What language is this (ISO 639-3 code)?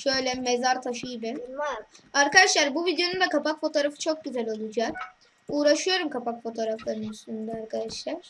tur